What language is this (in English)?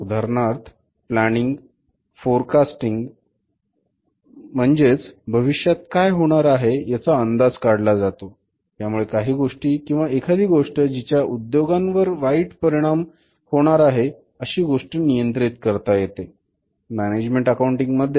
Marathi